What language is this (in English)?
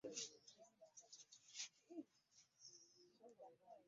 Ganda